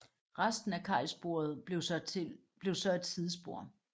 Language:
Danish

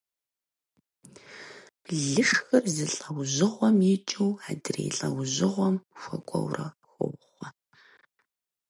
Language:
Kabardian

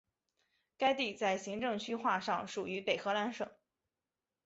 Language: Chinese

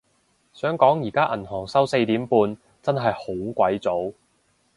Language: Cantonese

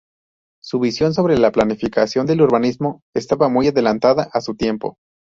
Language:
Spanish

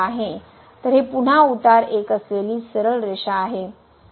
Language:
Marathi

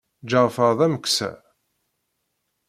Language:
Kabyle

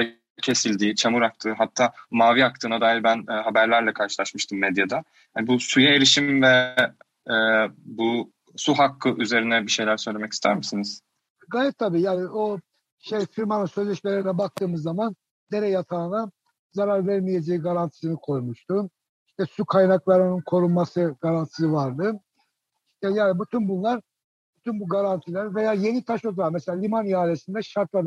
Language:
Turkish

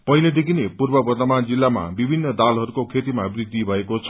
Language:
Nepali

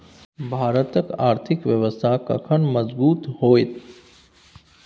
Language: Maithili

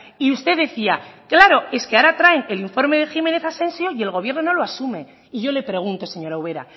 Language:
Spanish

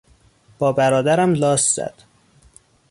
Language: Persian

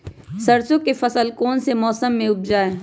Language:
Magahi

